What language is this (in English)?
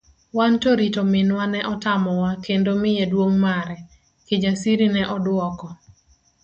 Luo (Kenya and Tanzania)